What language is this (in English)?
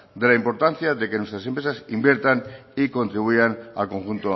Spanish